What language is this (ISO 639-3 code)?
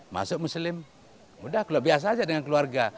ind